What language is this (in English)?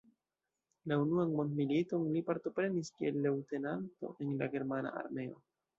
Esperanto